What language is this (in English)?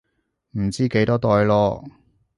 Cantonese